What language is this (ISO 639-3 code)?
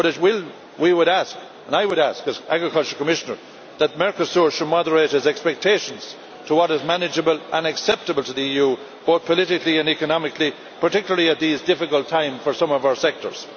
eng